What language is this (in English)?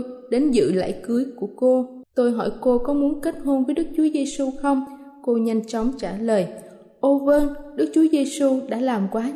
Vietnamese